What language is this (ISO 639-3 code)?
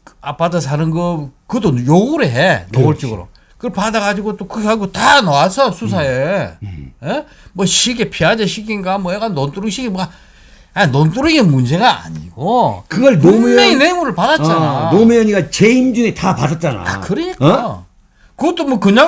kor